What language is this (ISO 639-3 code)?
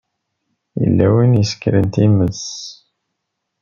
kab